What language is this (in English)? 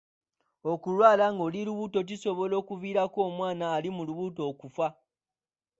Ganda